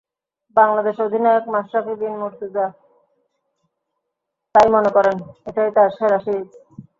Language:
Bangla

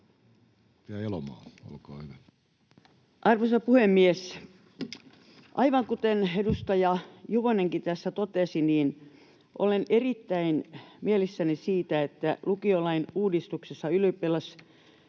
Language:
Finnish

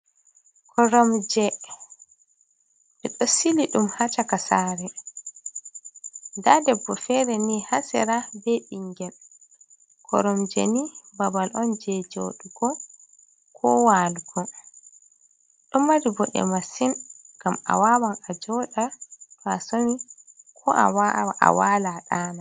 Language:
Fula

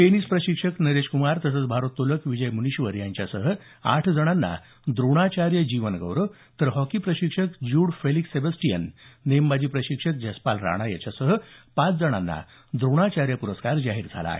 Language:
Marathi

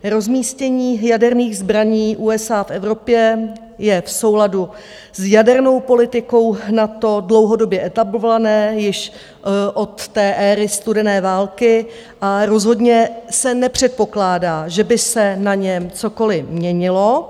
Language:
Czech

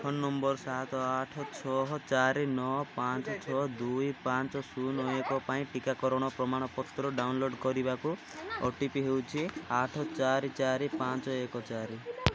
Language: Odia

